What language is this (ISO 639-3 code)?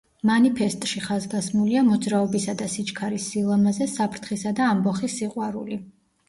kat